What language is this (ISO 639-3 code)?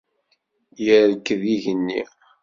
kab